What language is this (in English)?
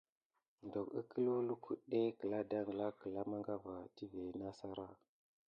Gidar